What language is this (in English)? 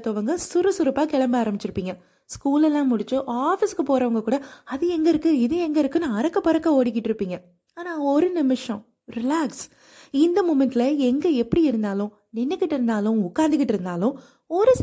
Tamil